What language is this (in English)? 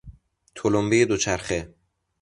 Persian